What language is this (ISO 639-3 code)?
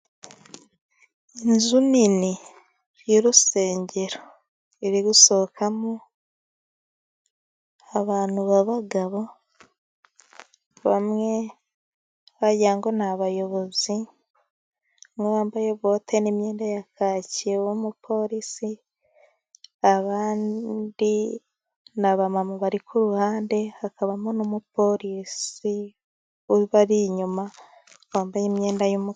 kin